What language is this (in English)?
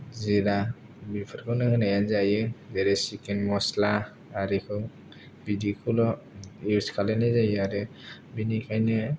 Bodo